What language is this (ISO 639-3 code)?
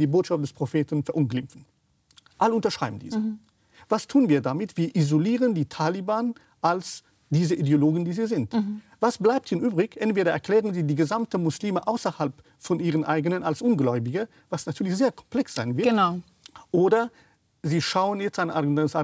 deu